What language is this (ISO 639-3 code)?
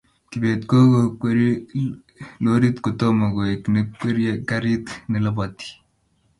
kln